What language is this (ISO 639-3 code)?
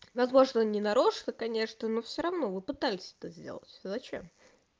rus